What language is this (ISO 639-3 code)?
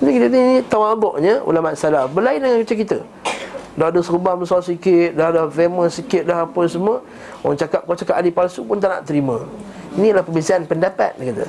msa